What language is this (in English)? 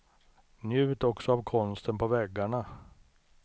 Swedish